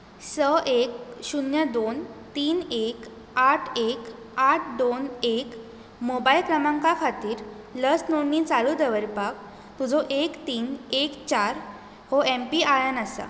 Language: Konkani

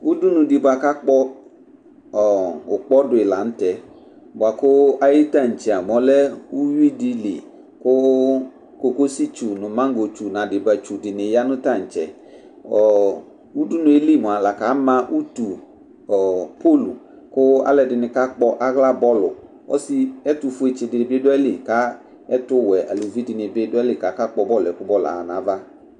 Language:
Ikposo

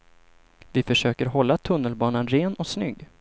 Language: Swedish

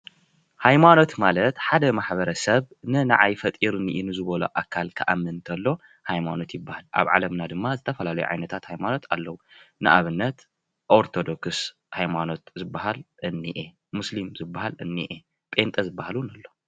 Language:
Tigrinya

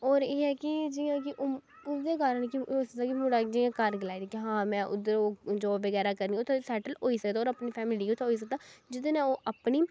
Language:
Dogri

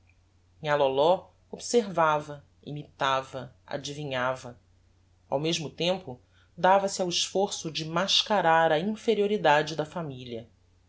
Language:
Portuguese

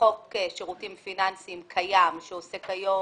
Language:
Hebrew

